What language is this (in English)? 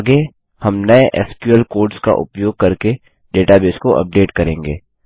Hindi